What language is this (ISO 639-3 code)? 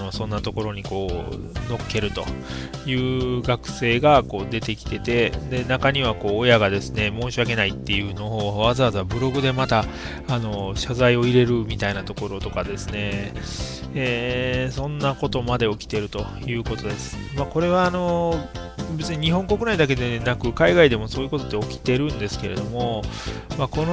jpn